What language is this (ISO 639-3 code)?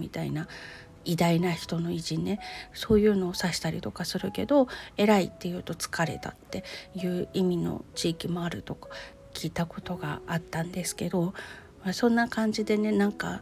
jpn